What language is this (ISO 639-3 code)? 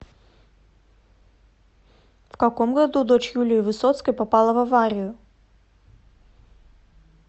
rus